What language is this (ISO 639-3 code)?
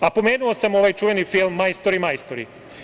srp